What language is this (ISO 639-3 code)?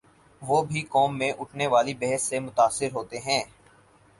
urd